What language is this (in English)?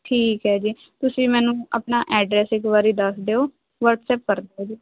Punjabi